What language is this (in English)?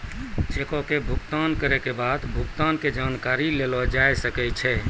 Maithili